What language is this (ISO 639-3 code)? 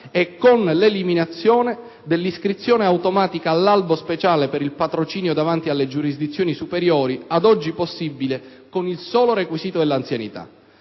ita